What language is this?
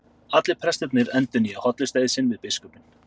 Icelandic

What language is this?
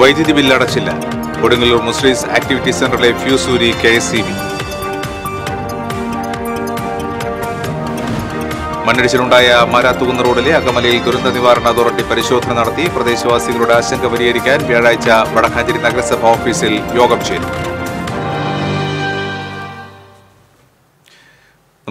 Malayalam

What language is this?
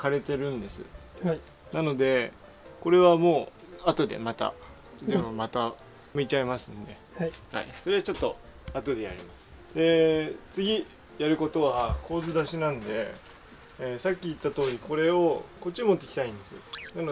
Japanese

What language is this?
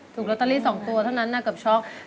Thai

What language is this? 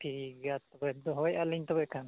Santali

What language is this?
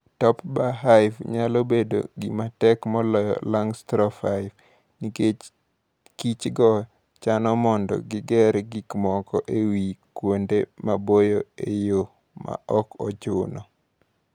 Luo (Kenya and Tanzania)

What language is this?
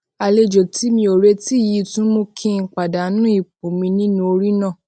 Yoruba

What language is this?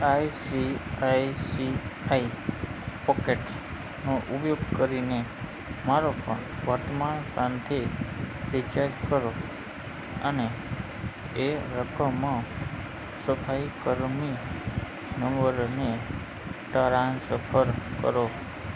Gujarati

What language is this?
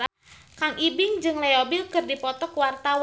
Sundanese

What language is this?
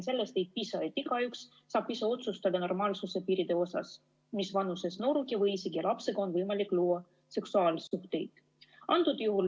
Estonian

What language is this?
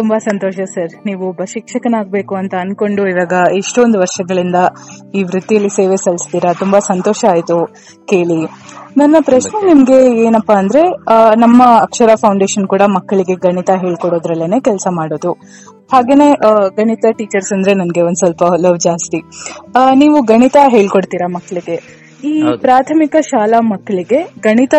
Kannada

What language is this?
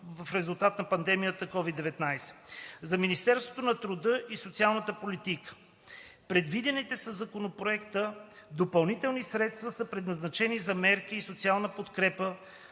Bulgarian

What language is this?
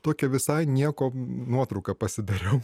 Lithuanian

